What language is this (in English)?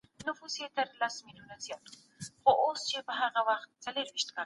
Pashto